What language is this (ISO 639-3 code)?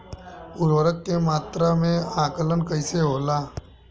bho